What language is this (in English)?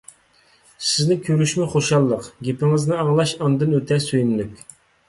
Uyghur